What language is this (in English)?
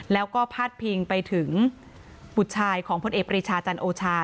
Thai